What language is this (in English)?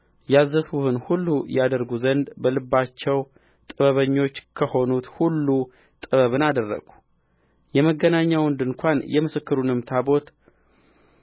Amharic